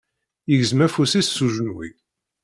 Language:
Kabyle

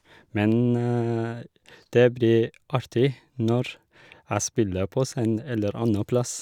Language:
Norwegian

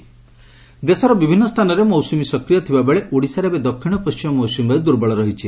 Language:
Odia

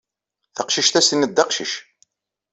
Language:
Kabyle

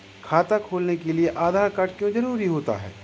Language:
Hindi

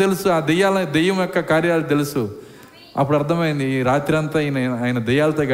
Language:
Telugu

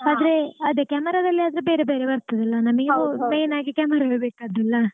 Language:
Kannada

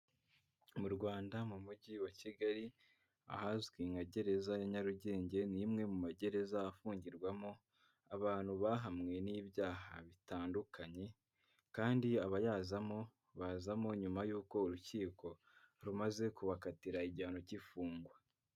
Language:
Kinyarwanda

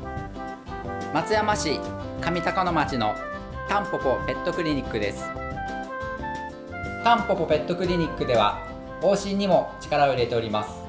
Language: Japanese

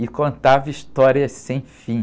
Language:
Portuguese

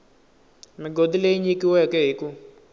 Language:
Tsonga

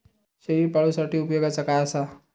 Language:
Marathi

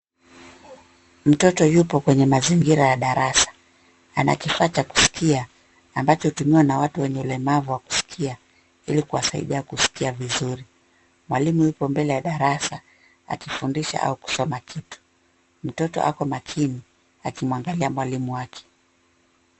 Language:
Swahili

